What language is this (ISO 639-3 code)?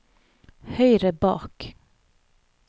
nor